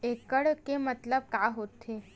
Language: Chhattisgarhi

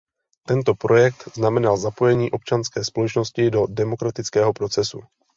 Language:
Czech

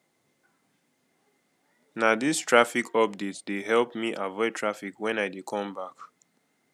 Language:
Nigerian Pidgin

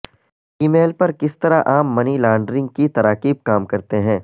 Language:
Urdu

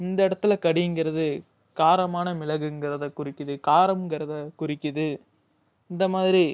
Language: Tamil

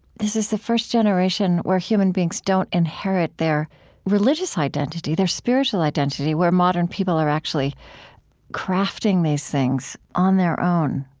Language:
English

